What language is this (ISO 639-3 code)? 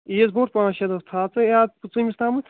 kas